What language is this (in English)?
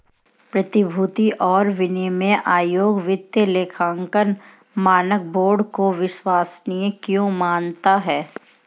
Hindi